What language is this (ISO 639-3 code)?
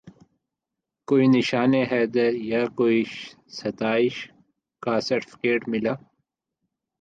urd